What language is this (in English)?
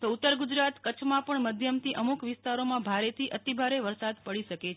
Gujarati